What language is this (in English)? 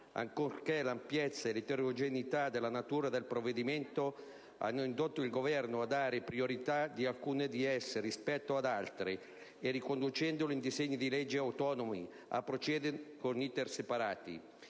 Italian